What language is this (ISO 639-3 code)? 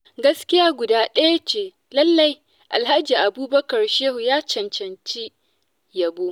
hau